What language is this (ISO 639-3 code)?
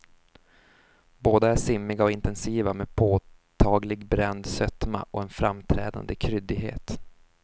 swe